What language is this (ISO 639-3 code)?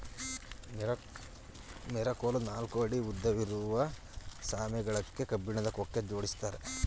kan